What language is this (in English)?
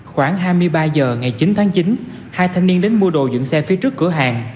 Vietnamese